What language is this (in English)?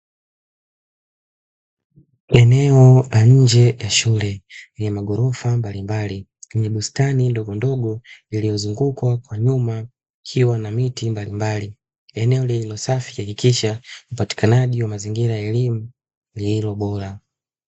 Swahili